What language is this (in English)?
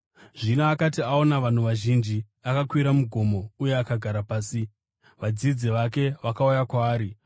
Shona